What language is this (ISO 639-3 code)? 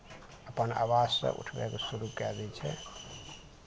mai